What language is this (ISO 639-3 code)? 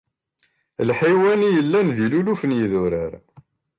kab